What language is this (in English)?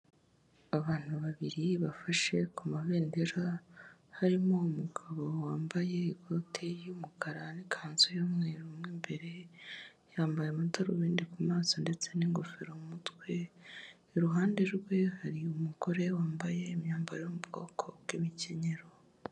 Kinyarwanda